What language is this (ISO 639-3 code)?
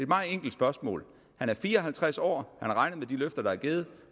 dan